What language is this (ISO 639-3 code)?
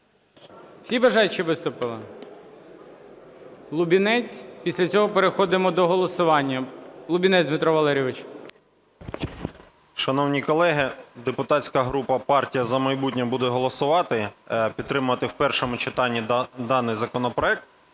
ukr